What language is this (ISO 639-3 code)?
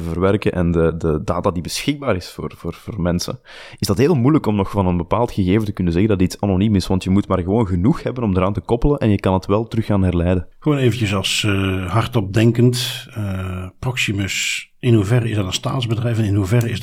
nld